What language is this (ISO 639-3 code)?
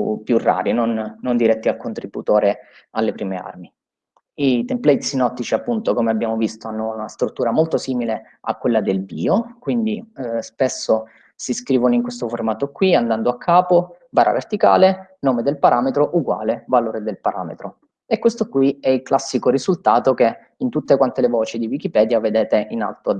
ita